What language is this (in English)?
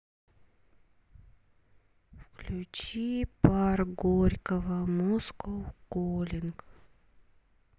Russian